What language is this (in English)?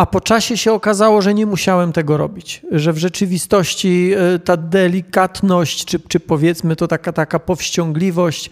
Polish